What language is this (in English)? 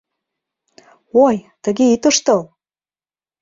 Mari